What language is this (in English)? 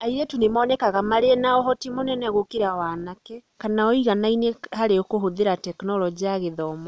Kikuyu